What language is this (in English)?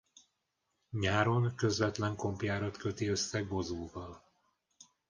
Hungarian